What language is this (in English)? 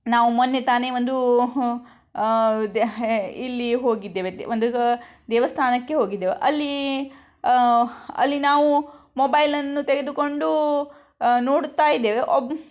Kannada